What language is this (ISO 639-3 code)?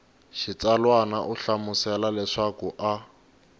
tso